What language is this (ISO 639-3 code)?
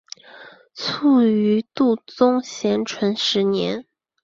zho